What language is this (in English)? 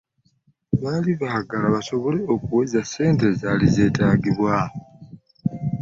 Ganda